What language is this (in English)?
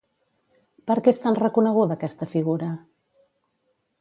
Catalan